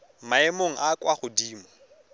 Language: Tswana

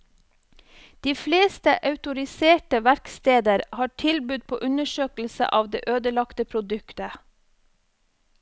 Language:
Norwegian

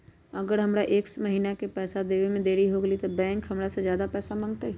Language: Magahi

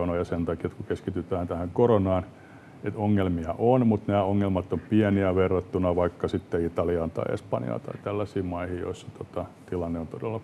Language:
Finnish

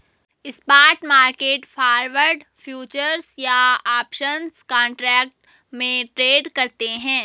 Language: Hindi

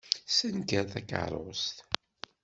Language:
Kabyle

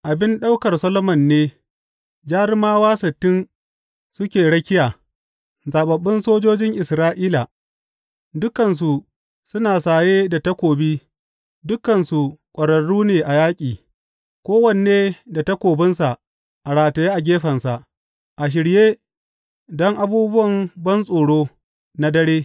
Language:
Hausa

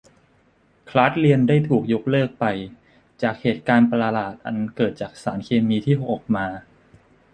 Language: Thai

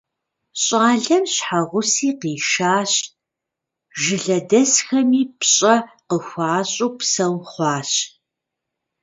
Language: Kabardian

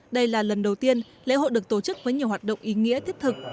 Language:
Vietnamese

